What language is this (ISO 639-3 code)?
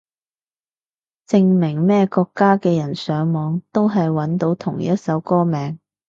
yue